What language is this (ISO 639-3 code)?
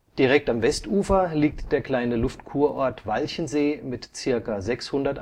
deu